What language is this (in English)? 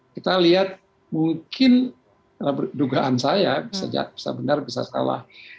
Indonesian